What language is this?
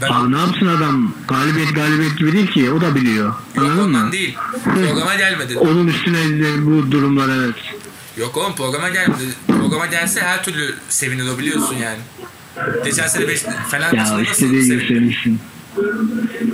Turkish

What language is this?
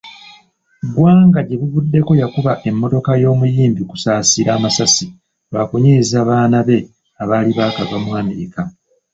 Ganda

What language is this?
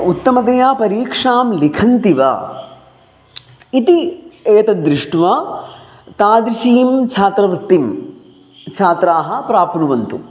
Sanskrit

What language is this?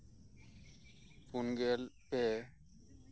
Santali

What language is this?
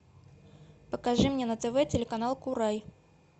Russian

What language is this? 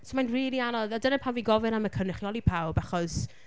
Welsh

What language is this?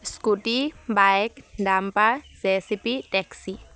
Assamese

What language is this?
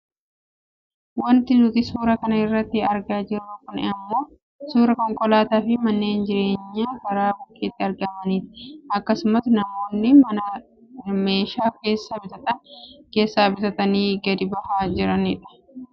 Oromo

